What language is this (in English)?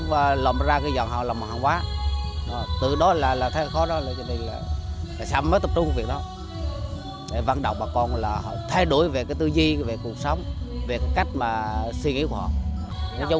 Vietnamese